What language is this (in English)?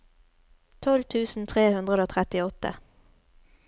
Norwegian